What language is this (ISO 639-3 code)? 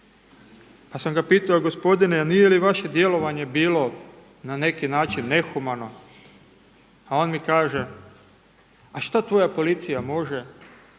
hrv